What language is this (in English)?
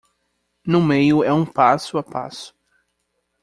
Portuguese